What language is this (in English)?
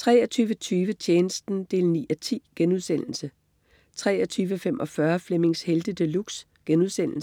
Danish